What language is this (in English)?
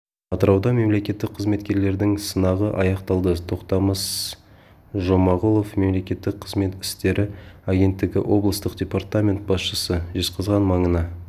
Kazakh